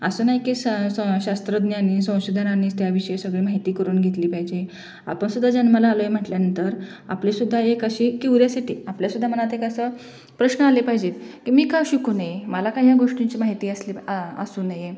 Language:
Marathi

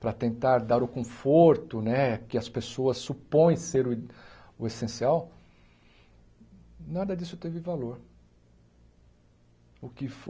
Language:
Portuguese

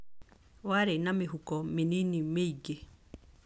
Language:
Kikuyu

